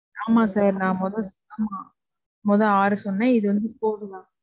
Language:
Tamil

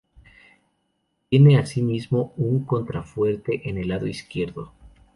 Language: Spanish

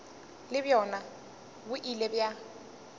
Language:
Northern Sotho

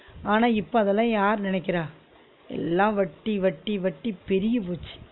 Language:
Tamil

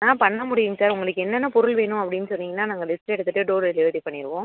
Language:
Tamil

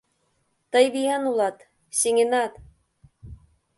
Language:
Mari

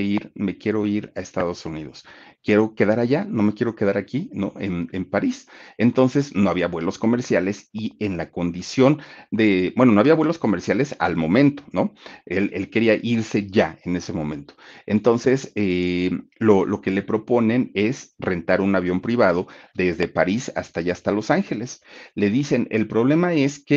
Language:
Spanish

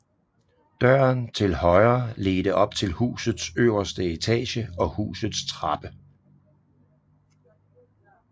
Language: Danish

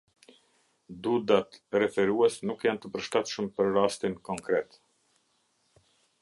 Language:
Albanian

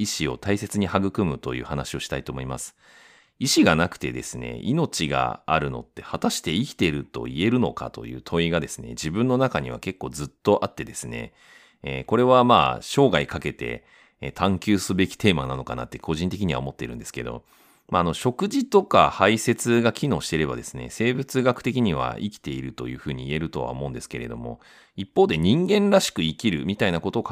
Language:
Japanese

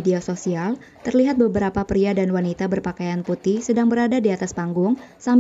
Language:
Indonesian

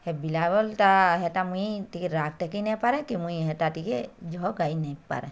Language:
Odia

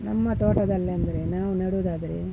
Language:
Kannada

